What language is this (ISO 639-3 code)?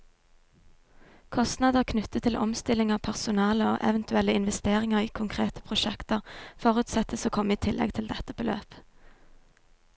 nor